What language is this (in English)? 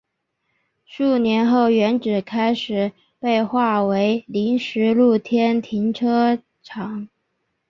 Chinese